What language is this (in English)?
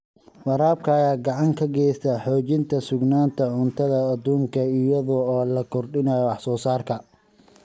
Somali